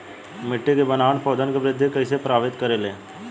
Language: Bhojpuri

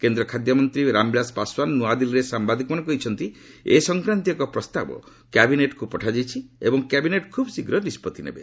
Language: Odia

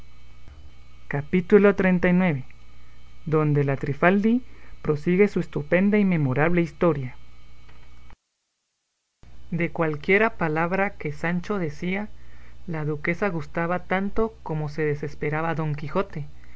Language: Spanish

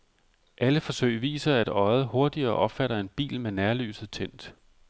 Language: Danish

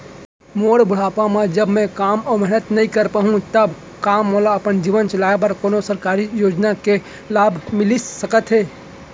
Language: Chhattisgarhi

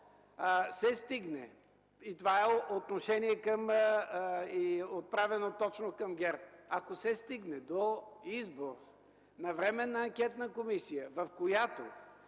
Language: Bulgarian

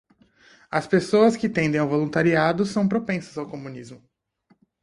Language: Portuguese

